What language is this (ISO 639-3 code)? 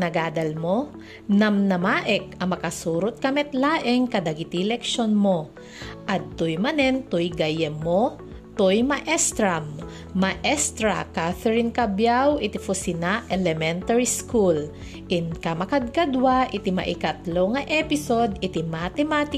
fil